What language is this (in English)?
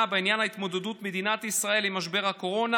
Hebrew